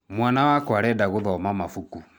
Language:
Kikuyu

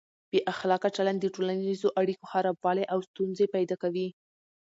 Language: Pashto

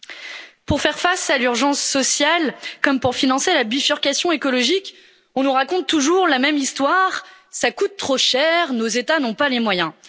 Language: French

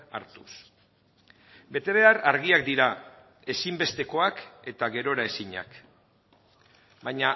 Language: Basque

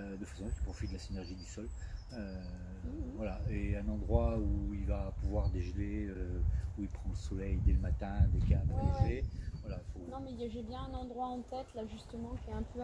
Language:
French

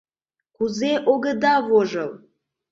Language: Mari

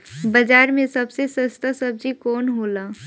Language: Bhojpuri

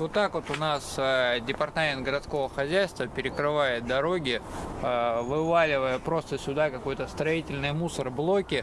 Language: Russian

